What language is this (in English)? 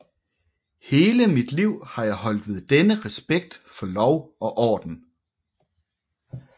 Danish